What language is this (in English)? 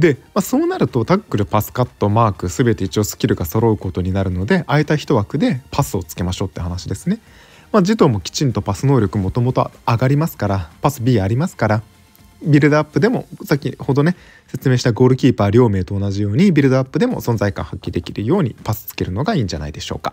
Japanese